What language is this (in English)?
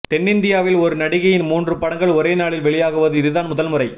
Tamil